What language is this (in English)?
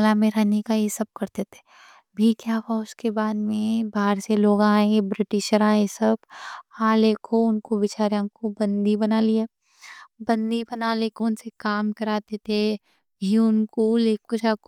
Deccan